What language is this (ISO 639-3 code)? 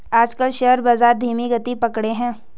hin